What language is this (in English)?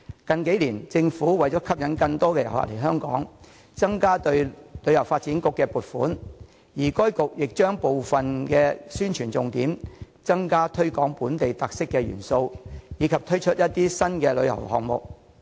Cantonese